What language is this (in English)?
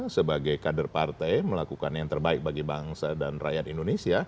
Indonesian